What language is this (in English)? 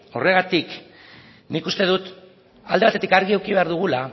Basque